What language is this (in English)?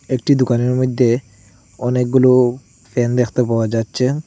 Bangla